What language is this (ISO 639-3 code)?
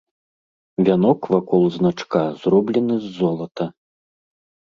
bel